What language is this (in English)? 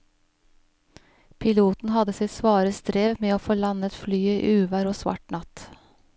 Norwegian